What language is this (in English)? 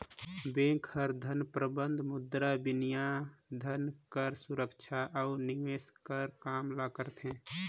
Chhattisgarhi